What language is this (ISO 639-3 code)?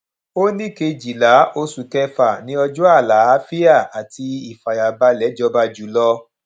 yor